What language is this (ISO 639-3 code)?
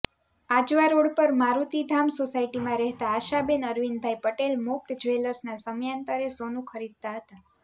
guj